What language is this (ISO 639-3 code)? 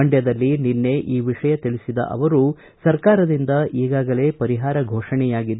kan